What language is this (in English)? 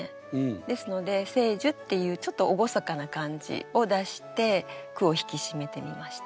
Japanese